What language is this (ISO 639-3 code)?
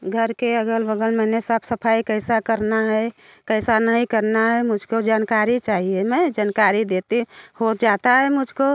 hin